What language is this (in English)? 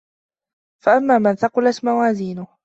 Arabic